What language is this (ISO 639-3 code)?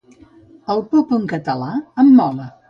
cat